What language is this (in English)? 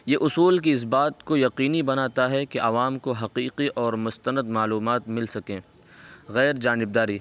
Urdu